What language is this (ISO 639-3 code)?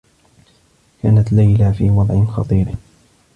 ara